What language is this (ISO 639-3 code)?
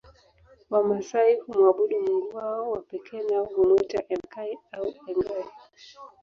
swa